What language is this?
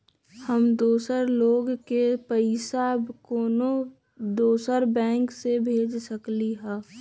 Magahi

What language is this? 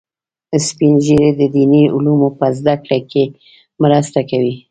Pashto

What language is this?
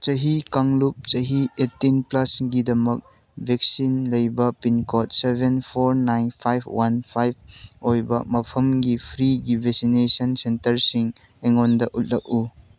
Manipuri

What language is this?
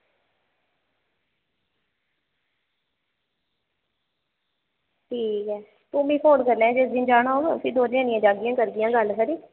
Dogri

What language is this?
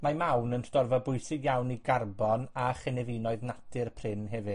Welsh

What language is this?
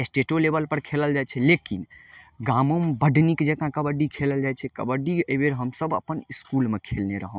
Maithili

